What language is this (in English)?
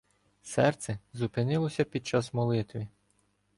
Ukrainian